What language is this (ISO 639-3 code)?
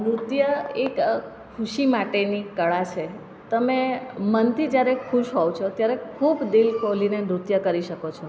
guj